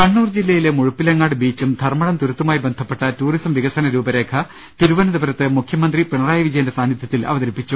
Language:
Malayalam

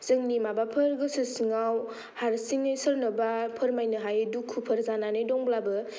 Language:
Bodo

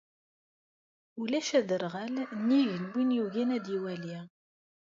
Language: Kabyle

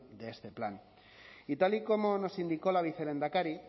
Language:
Spanish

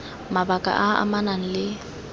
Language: Tswana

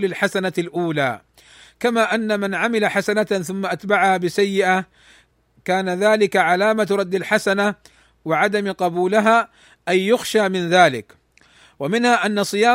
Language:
Arabic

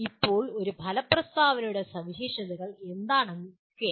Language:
Malayalam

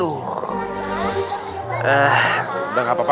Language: Indonesian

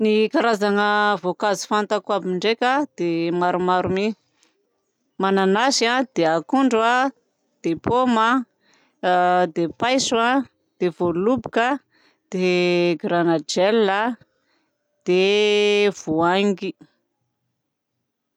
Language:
Southern Betsimisaraka Malagasy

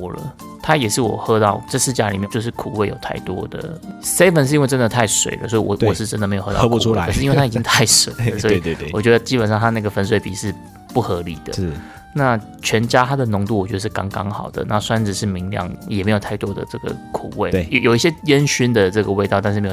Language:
Chinese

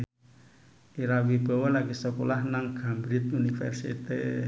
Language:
Javanese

